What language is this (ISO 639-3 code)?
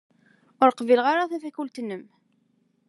kab